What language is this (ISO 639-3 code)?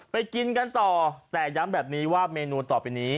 tha